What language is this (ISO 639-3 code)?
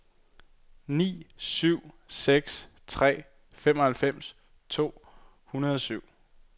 dan